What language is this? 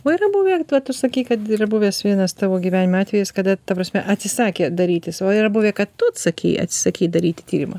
Lithuanian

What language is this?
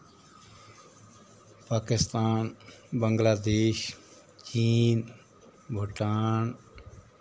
Dogri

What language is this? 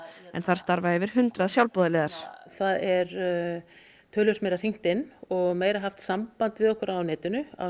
Icelandic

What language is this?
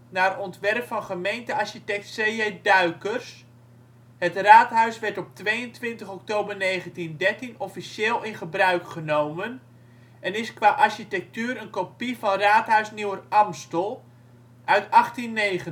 Dutch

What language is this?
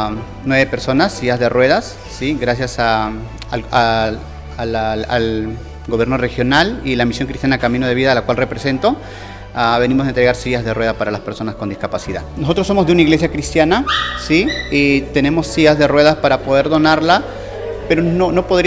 Spanish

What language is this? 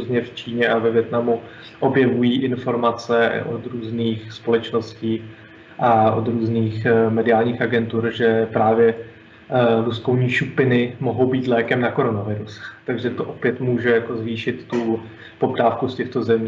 Czech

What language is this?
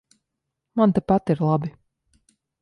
Latvian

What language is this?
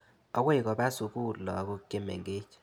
Kalenjin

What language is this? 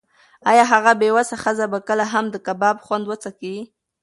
Pashto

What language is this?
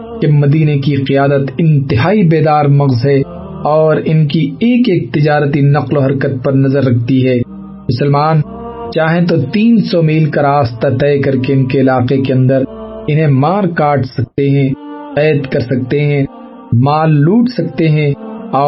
Urdu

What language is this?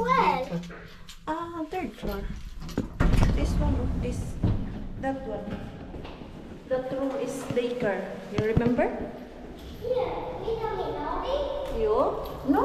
Filipino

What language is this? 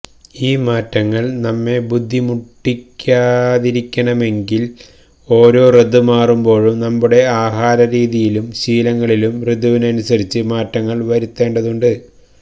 Malayalam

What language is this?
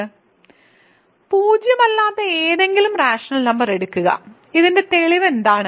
Malayalam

